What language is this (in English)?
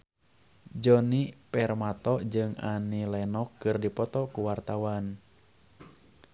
Sundanese